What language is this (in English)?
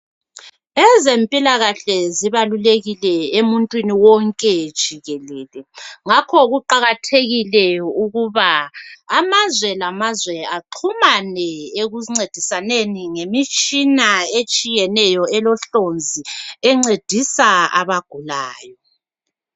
North Ndebele